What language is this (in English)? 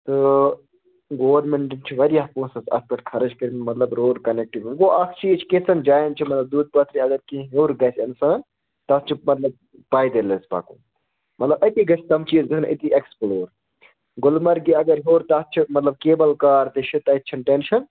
Kashmiri